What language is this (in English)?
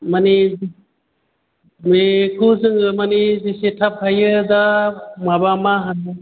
Bodo